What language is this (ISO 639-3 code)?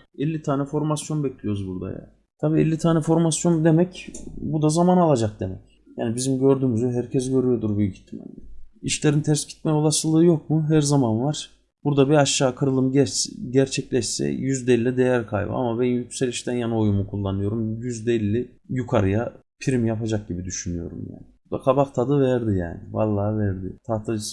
tur